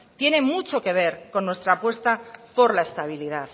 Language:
Spanish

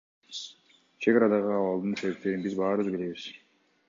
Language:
Kyrgyz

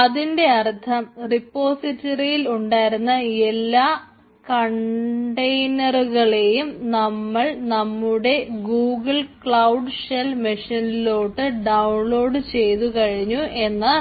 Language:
Malayalam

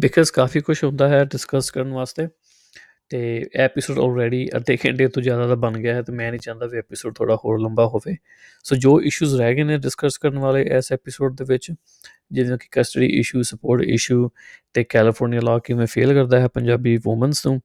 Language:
Punjabi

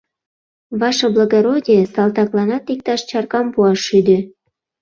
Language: Mari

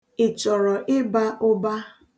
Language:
Igbo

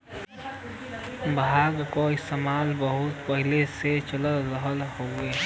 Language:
Bhojpuri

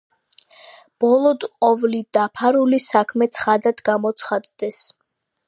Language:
Georgian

